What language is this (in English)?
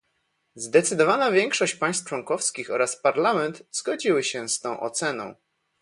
Polish